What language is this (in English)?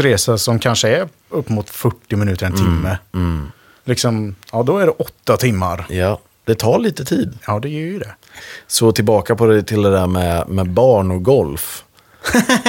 Swedish